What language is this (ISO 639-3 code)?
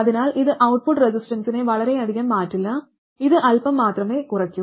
mal